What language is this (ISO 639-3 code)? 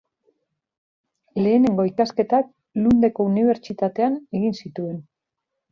eus